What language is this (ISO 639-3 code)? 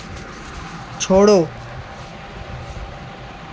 hin